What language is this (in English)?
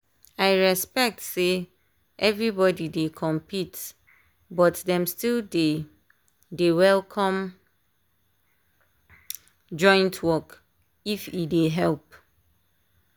Nigerian Pidgin